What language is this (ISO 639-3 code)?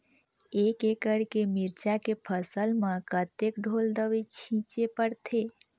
hne